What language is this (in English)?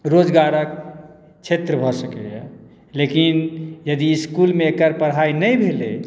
Maithili